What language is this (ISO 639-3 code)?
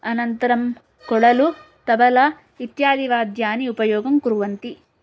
san